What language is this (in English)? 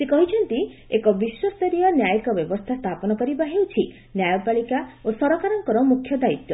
Odia